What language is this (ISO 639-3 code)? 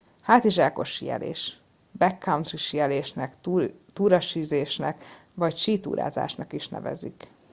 hun